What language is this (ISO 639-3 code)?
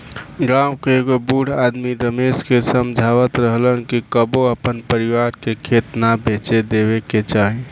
bho